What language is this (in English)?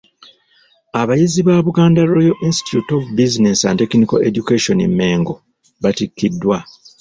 Ganda